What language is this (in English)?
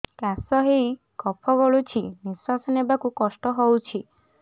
Odia